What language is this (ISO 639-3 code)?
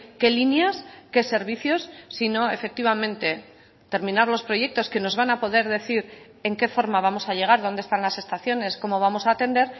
spa